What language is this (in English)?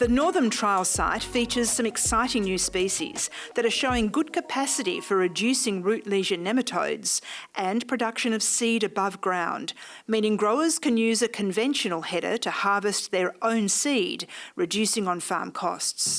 English